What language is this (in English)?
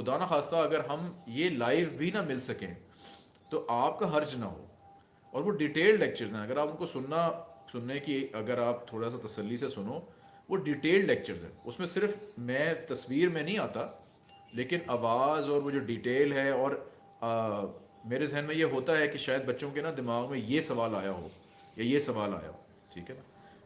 Hindi